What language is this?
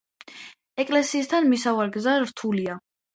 Georgian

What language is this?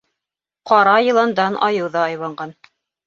Bashkir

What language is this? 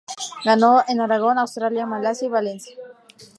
Spanish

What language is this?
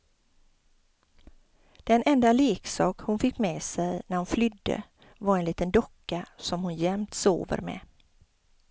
Swedish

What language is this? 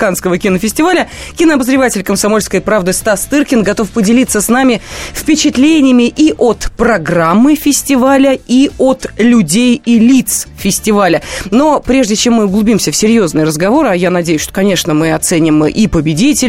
Russian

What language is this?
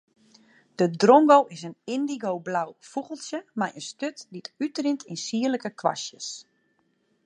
Western Frisian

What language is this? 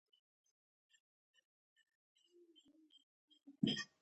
Pashto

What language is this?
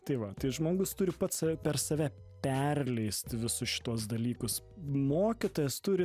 Lithuanian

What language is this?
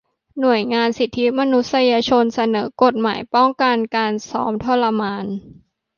Thai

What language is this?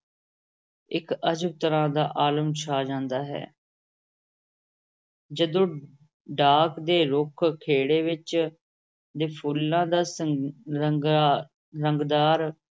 Punjabi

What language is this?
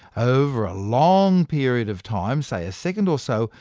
English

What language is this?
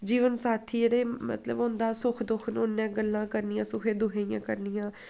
Dogri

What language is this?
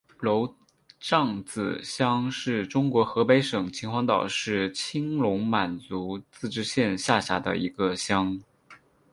Chinese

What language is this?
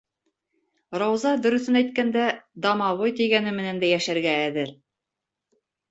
Bashkir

